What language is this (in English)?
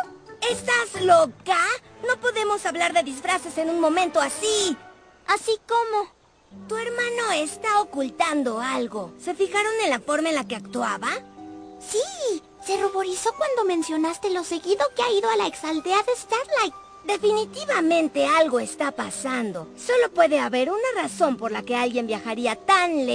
Spanish